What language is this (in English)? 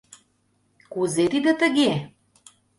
Mari